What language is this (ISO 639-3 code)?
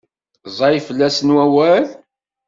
kab